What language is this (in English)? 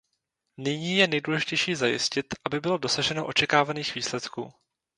Czech